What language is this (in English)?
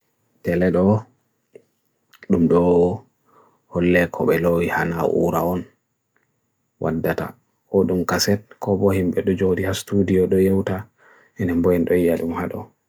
Bagirmi Fulfulde